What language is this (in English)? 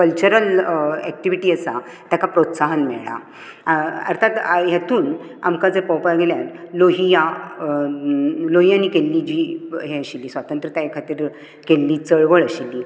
Konkani